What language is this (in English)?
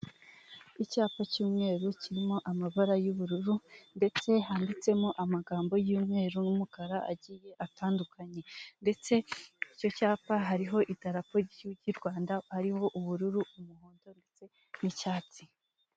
Kinyarwanda